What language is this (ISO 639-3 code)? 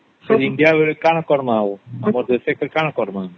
ori